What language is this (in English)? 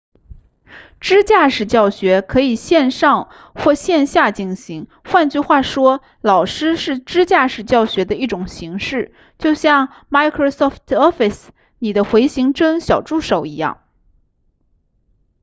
Chinese